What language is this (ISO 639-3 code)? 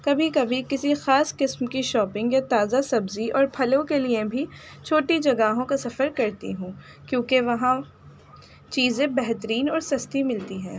urd